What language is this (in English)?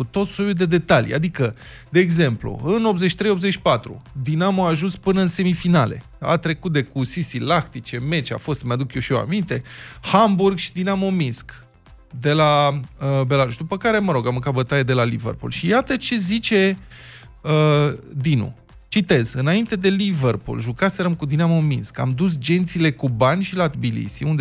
Romanian